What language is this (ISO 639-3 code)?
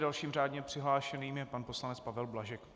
ces